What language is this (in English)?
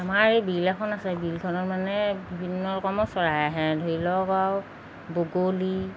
Assamese